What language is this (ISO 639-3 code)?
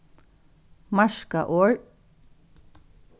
fao